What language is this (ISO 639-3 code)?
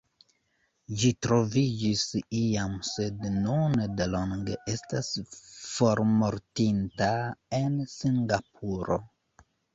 epo